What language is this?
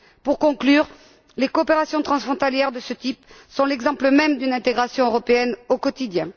French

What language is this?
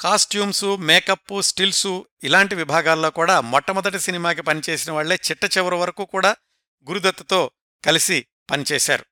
Telugu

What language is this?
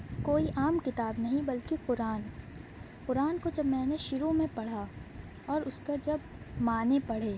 Urdu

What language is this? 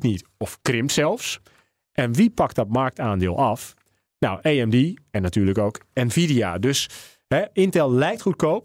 Dutch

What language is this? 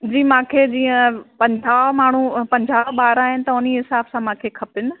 Sindhi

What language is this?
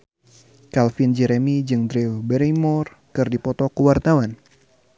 Sundanese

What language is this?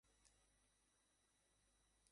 Bangla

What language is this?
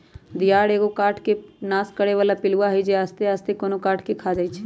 Magahi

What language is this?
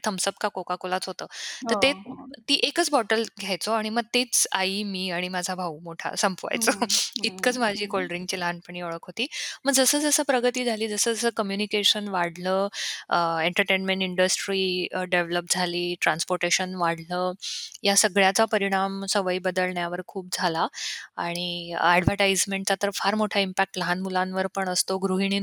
Marathi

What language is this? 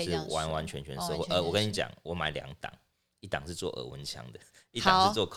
Chinese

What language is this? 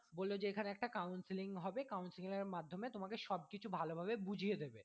Bangla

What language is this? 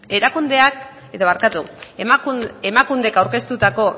Basque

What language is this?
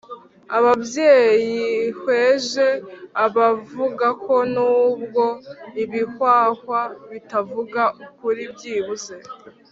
Kinyarwanda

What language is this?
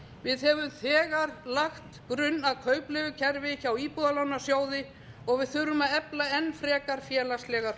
Icelandic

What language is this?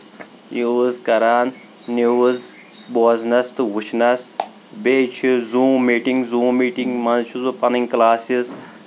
Kashmiri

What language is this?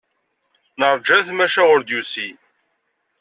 Kabyle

